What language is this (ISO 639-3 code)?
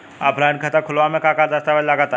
bho